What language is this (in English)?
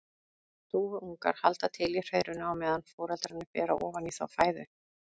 Icelandic